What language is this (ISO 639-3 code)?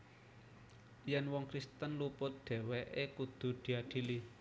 jav